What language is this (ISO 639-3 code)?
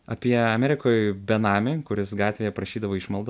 lit